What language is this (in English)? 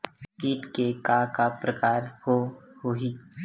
Chhattisgarhi